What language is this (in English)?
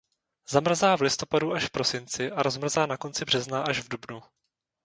Czech